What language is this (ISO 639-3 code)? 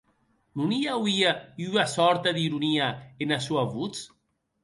oci